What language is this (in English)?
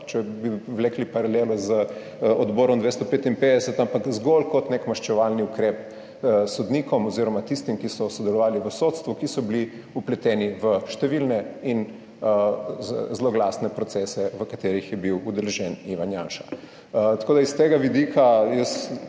Slovenian